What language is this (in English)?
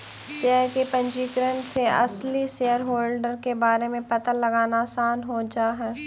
Magahi